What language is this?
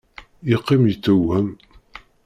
Kabyle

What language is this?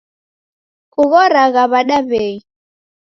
Taita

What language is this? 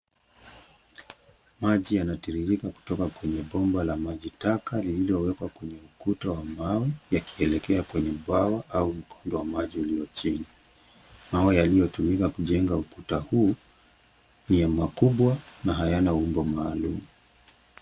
Swahili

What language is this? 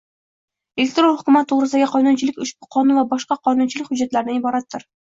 Uzbek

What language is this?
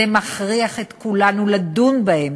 Hebrew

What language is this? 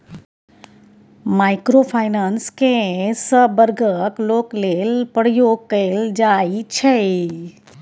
Maithili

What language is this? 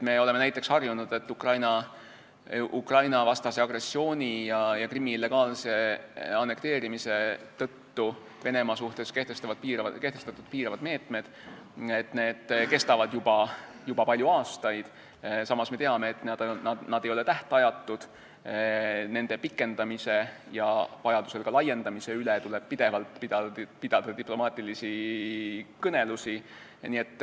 Estonian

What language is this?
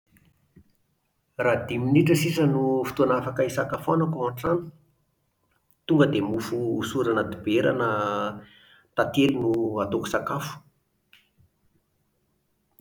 Malagasy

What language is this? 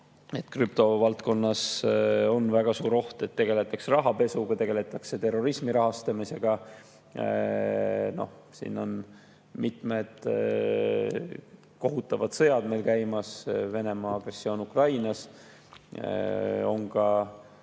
Estonian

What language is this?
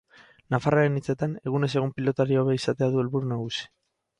Basque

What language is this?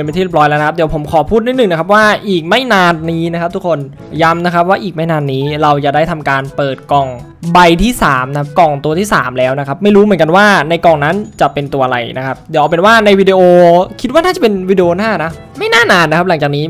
Thai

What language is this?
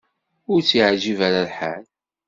Kabyle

